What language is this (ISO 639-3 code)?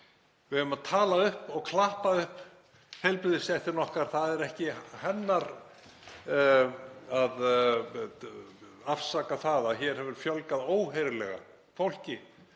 isl